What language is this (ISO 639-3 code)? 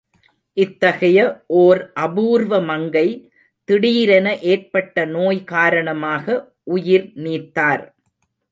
tam